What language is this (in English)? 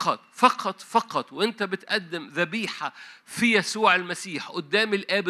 Arabic